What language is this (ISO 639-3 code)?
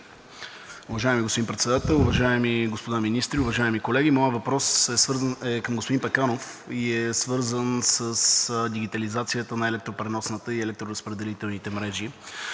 bul